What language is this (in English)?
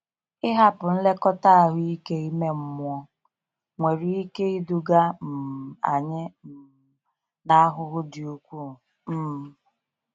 Igbo